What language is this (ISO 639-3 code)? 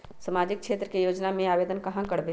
mag